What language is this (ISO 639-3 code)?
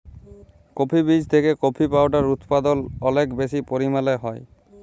ben